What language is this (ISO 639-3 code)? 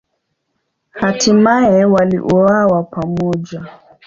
swa